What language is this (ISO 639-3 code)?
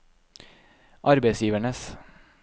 nor